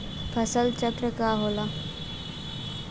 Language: Bhojpuri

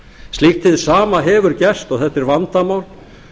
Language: Icelandic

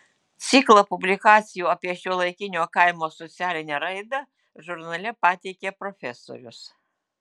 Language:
Lithuanian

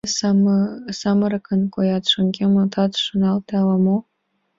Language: Mari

